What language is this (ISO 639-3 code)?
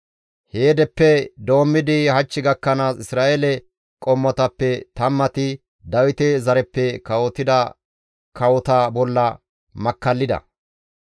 gmv